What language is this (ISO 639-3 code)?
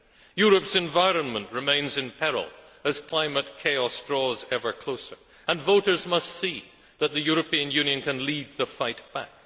eng